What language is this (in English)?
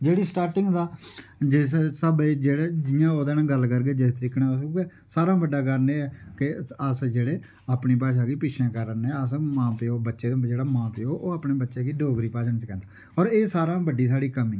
Dogri